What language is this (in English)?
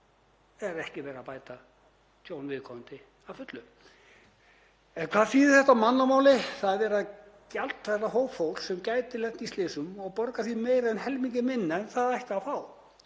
Icelandic